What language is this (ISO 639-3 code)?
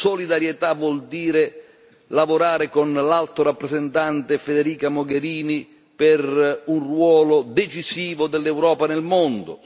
ita